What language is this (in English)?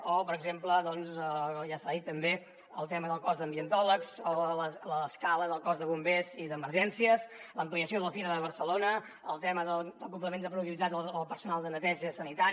Catalan